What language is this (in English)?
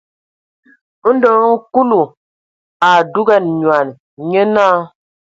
Ewondo